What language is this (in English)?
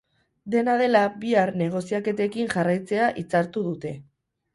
Basque